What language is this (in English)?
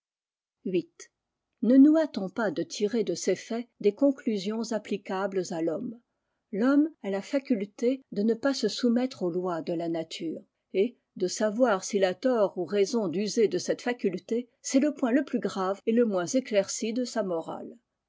French